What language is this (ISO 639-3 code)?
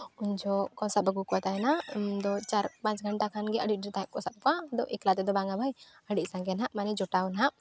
sat